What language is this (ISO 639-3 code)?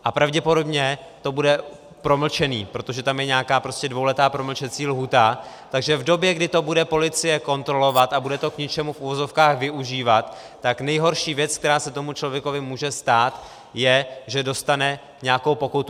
ces